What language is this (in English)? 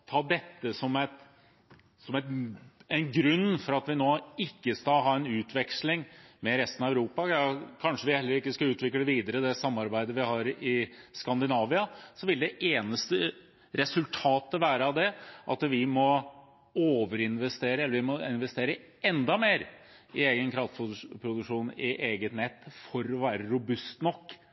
Norwegian Bokmål